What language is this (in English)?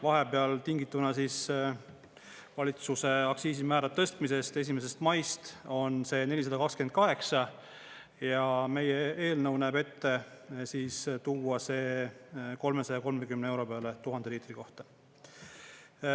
Estonian